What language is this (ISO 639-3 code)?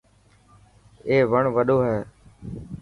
mki